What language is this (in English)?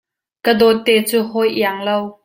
Hakha Chin